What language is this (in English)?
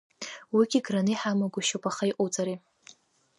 Abkhazian